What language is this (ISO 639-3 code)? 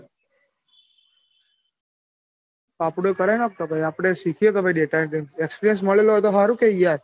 guj